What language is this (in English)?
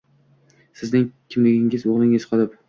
Uzbek